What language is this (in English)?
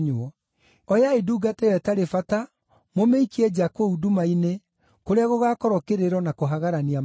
Kikuyu